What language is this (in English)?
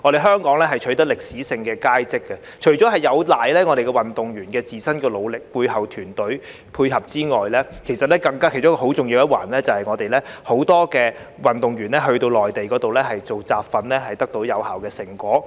Cantonese